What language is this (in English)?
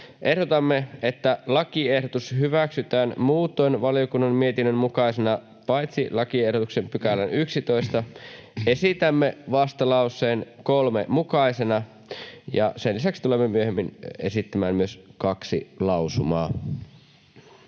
Finnish